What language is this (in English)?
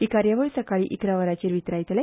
Konkani